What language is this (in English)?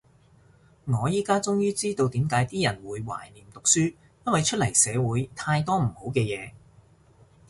Cantonese